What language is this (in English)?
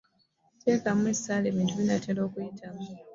Ganda